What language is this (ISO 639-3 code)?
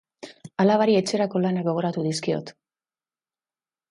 eus